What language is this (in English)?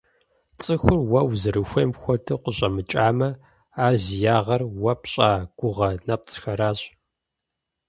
Kabardian